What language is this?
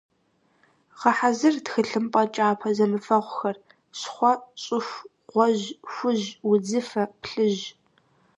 Kabardian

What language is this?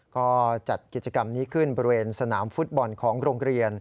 Thai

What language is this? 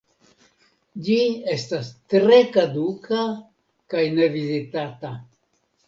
Esperanto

